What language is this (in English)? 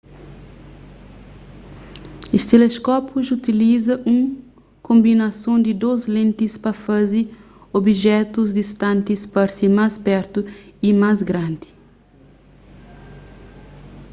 Kabuverdianu